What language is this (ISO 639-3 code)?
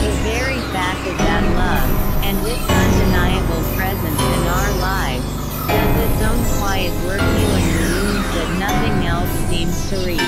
eng